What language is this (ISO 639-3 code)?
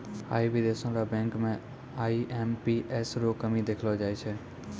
mai